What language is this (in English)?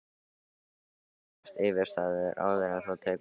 Icelandic